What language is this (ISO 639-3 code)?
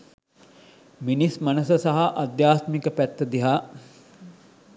sin